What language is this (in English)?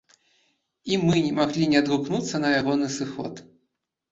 Belarusian